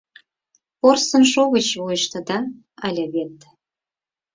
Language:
Mari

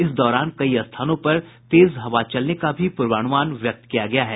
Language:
Hindi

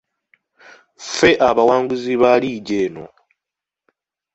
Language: Ganda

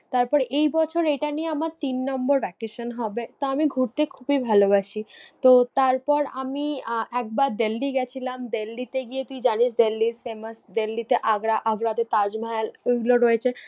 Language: Bangla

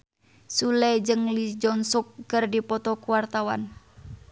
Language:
Sundanese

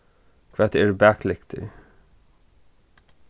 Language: Faroese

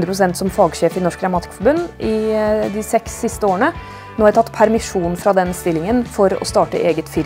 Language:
Norwegian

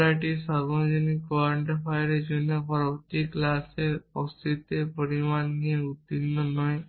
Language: Bangla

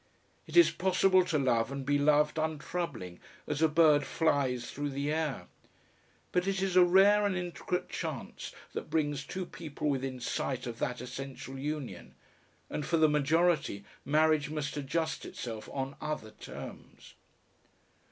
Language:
English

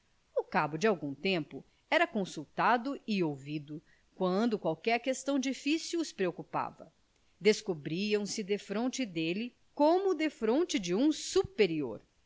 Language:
Portuguese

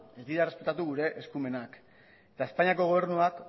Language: Basque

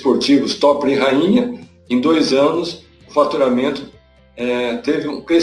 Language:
Portuguese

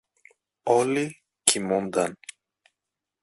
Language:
Greek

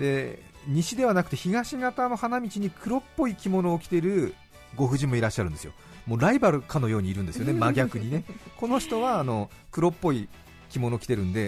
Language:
Japanese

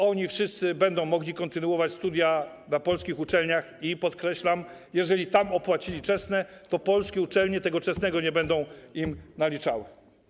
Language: Polish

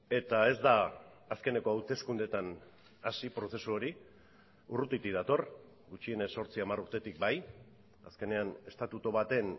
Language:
Basque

